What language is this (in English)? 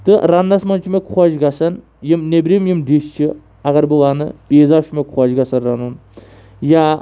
Kashmiri